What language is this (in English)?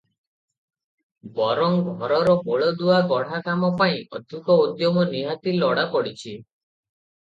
Odia